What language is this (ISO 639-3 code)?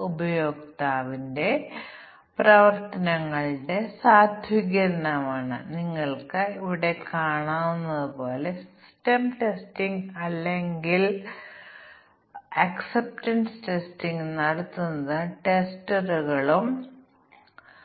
mal